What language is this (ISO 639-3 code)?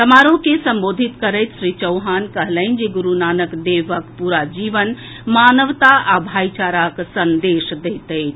mai